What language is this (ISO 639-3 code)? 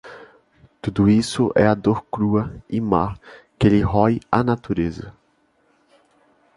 por